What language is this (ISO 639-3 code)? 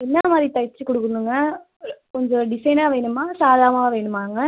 tam